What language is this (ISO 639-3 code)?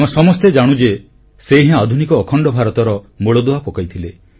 ori